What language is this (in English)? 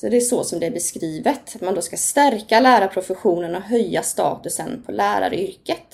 Swedish